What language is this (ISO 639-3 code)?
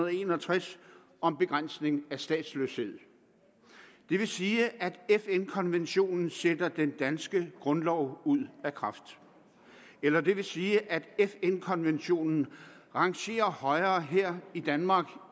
dan